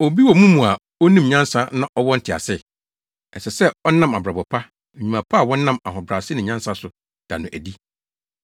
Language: Akan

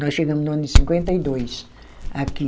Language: Portuguese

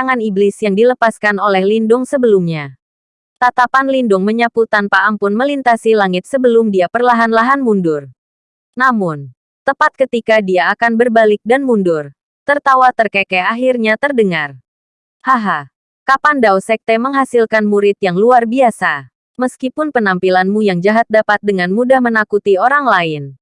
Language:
Indonesian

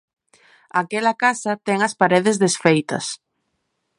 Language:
Galician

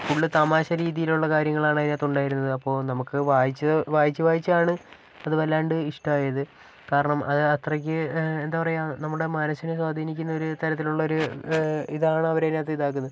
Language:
Malayalam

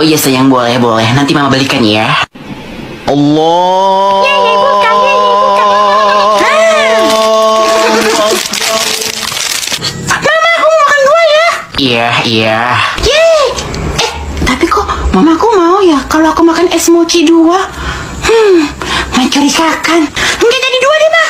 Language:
Indonesian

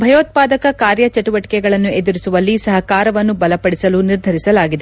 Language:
Kannada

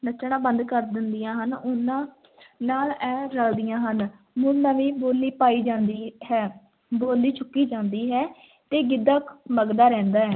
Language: Punjabi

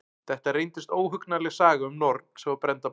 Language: Icelandic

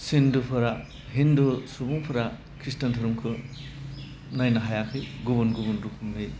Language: Bodo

